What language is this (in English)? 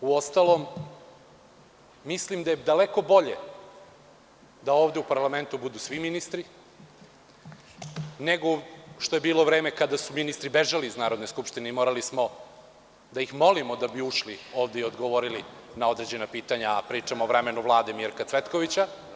Serbian